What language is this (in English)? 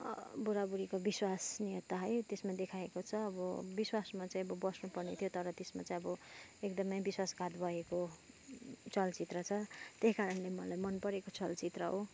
Nepali